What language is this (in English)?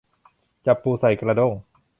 Thai